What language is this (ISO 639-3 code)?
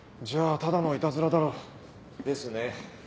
jpn